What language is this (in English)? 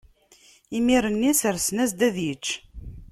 Kabyle